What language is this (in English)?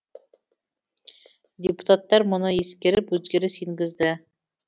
Kazakh